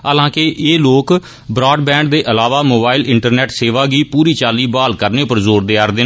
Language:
Dogri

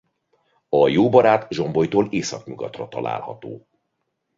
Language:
Hungarian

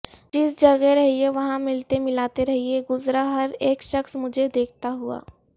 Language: Urdu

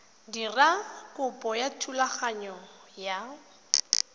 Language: Tswana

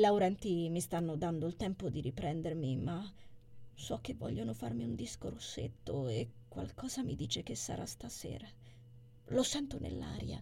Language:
Italian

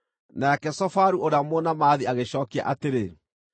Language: Kikuyu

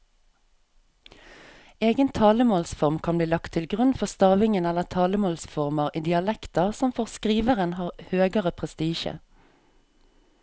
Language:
Norwegian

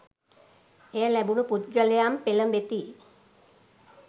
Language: Sinhala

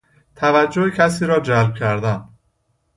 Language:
Persian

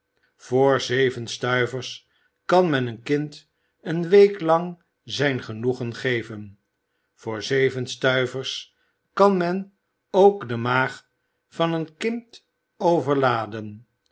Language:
Dutch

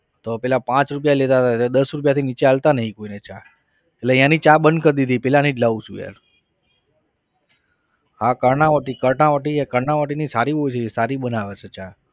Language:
Gujarati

